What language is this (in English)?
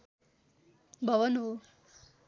Nepali